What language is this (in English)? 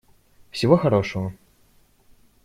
Russian